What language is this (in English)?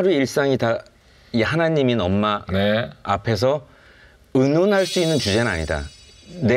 Korean